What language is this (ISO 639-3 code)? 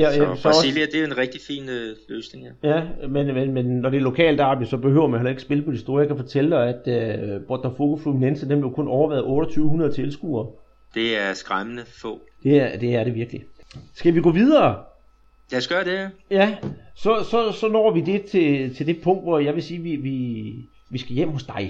dan